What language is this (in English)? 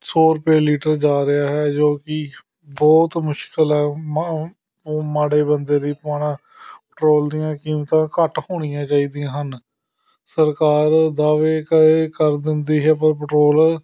Punjabi